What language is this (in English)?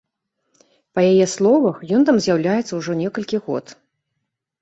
Belarusian